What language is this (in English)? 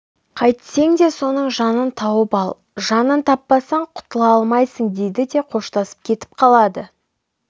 Kazakh